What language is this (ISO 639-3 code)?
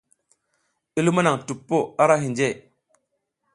giz